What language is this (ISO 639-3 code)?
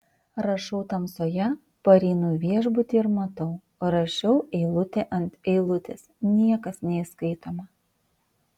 lit